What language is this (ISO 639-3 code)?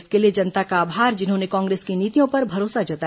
hin